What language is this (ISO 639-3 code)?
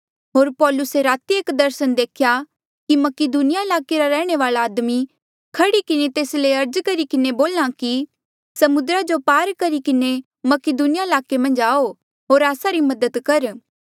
mjl